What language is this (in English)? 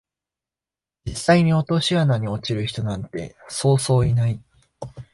Japanese